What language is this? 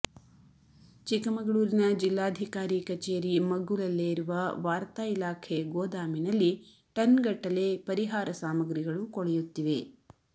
Kannada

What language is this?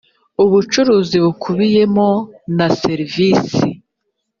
Kinyarwanda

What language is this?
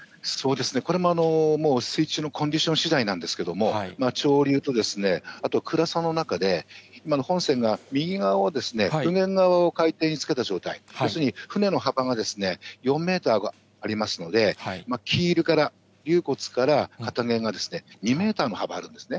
Japanese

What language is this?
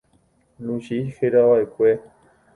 Guarani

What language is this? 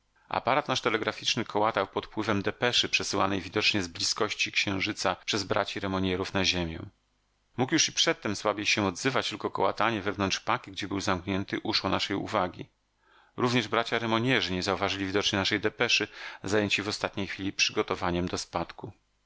Polish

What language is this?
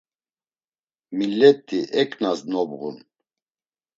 Laz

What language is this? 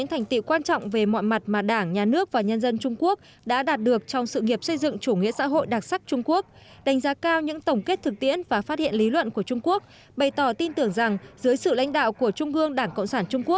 Vietnamese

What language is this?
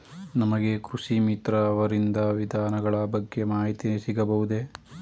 Kannada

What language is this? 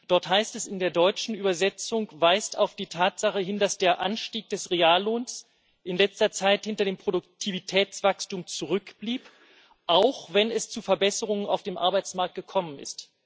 German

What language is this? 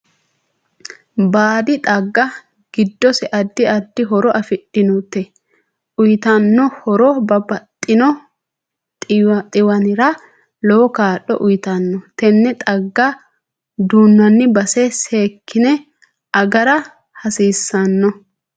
Sidamo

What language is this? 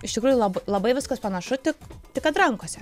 Lithuanian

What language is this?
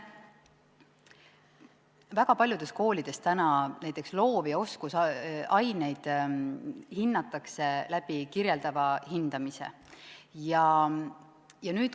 Estonian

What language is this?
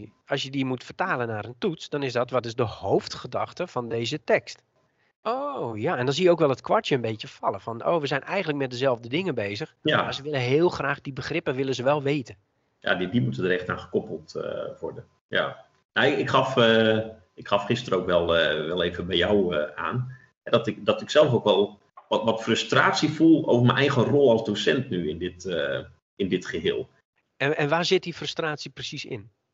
Dutch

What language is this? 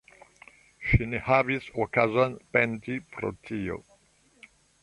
Esperanto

